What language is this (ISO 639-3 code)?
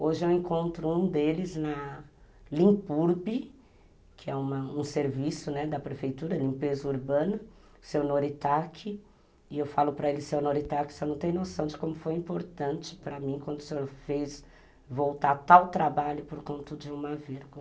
por